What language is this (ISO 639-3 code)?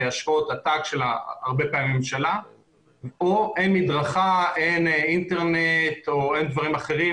heb